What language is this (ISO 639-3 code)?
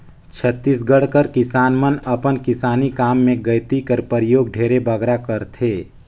hne